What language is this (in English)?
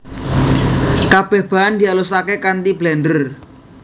Javanese